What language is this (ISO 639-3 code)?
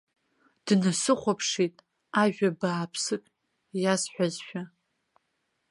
abk